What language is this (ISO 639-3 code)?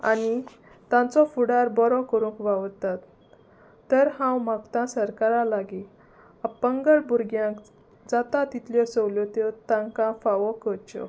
kok